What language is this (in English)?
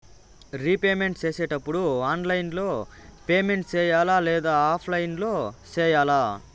Telugu